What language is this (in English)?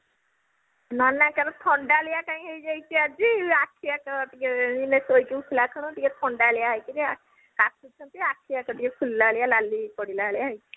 Odia